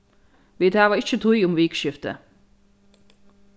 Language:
Faroese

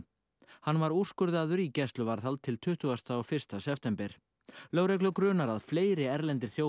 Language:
Icelandic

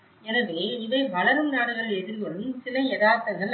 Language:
Tamil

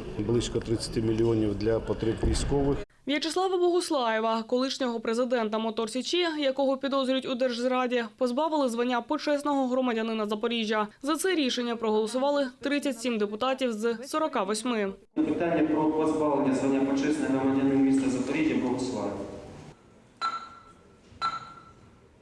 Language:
Ukrainian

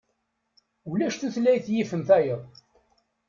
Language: Kabyle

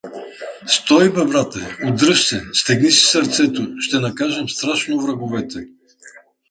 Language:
Bulgarian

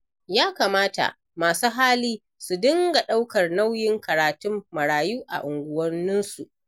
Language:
Hausa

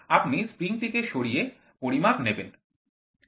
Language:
Bangla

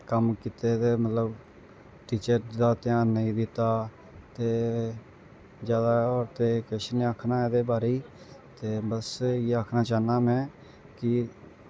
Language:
Dogri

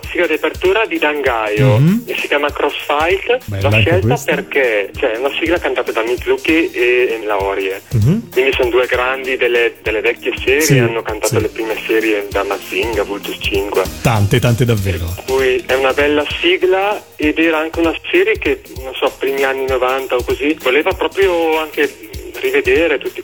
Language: Italian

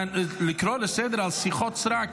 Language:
Hebrew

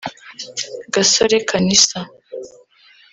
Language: Kinyarwanda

